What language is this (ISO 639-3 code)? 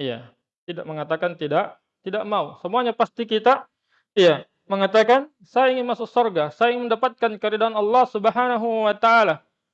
ind